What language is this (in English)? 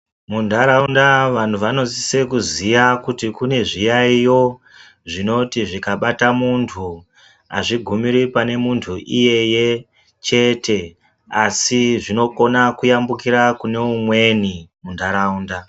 Ndau